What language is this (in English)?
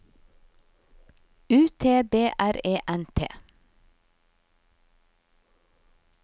Norwegian